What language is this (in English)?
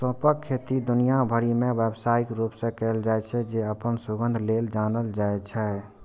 Maithili